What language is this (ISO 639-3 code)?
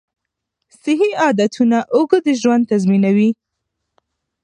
pus